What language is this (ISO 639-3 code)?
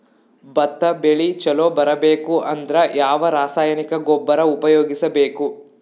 kan